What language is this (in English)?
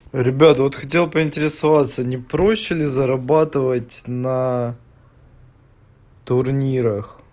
Russian